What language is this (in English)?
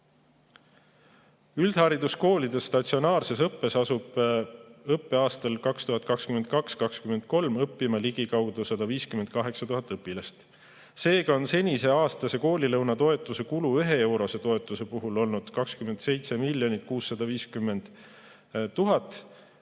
Estonian